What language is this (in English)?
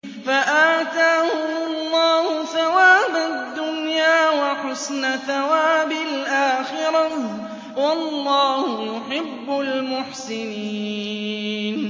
Arabic